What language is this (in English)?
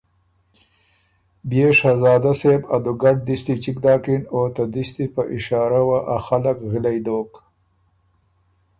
Ormuri